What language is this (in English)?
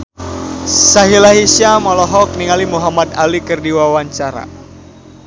Sundanese